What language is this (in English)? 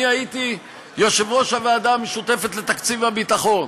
Hebrew